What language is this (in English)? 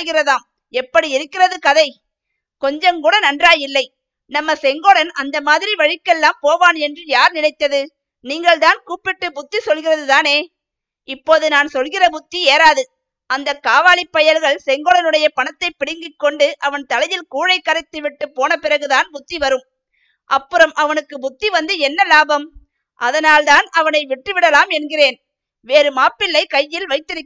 Tamil